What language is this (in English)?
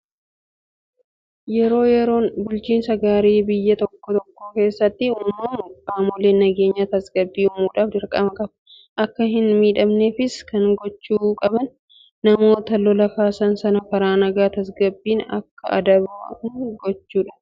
Oromo